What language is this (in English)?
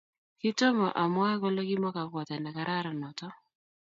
Kalenjin